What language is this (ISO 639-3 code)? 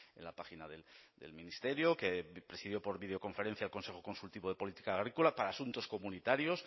spa